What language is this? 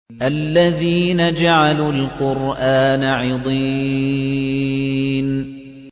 Arabic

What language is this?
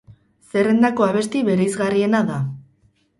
Basque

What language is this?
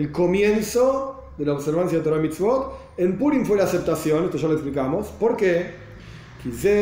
Spanish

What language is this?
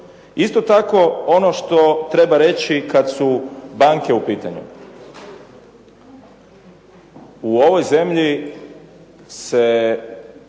Croatian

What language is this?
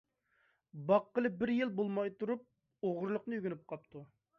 Uyghur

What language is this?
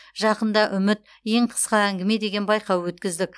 Kazakh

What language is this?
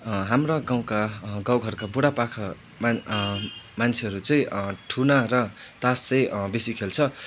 Nepali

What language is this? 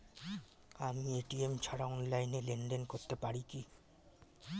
Bangla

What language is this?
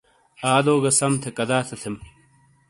Shina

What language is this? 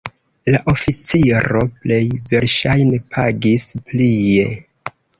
Esperanto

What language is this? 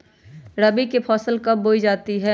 Magahi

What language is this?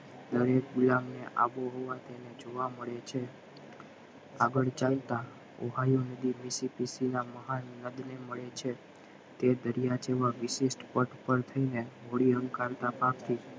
Gujarati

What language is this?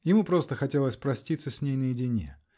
Russian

